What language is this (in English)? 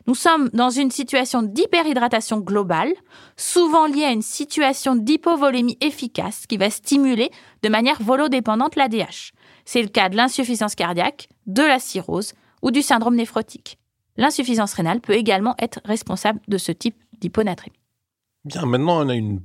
French